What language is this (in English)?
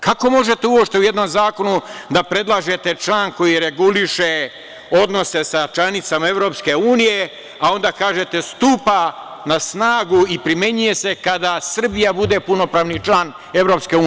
Serbian